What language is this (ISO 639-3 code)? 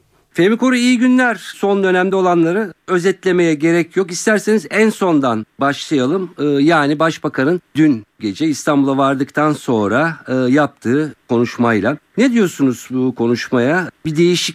tur